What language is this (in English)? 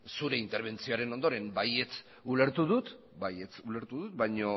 Basque